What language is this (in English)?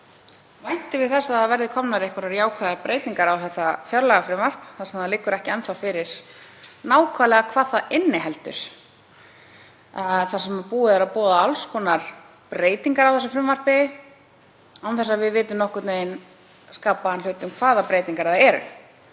Icelandic